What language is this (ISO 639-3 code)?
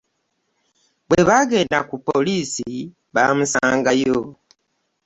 lug